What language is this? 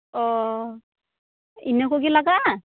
Santali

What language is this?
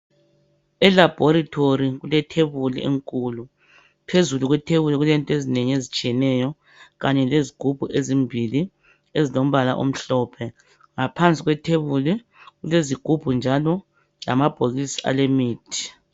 North Ndebele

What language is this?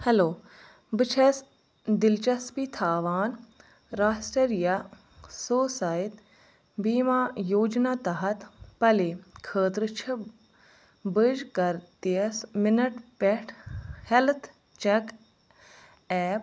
Kashmiri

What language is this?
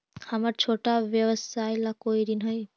Magahi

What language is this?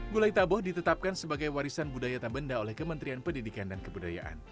Indonesian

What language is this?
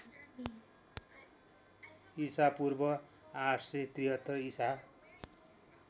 Nepali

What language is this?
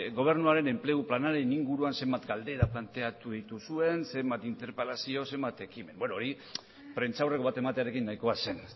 Basque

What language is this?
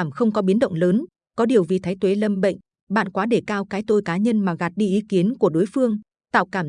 Vietnamese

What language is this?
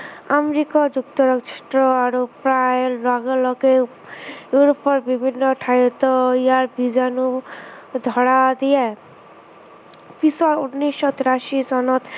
Assamese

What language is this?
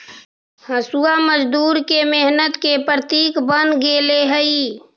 Magahi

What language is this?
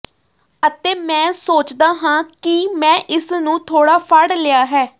Punjabi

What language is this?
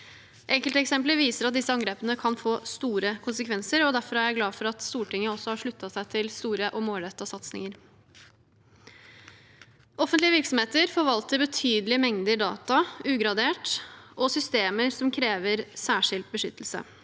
Norwegian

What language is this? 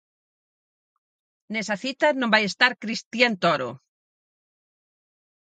Galician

